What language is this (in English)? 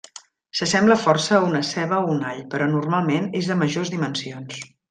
Catalan